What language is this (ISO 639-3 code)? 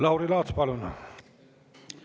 est